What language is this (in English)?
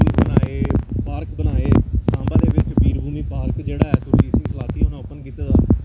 Dogri